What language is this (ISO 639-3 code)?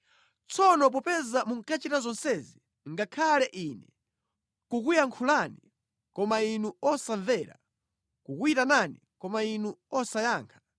nya